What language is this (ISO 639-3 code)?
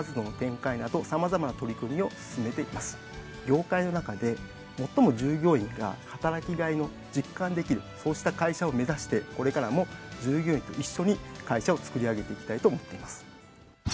jpn